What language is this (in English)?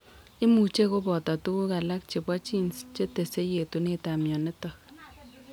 Kalenjin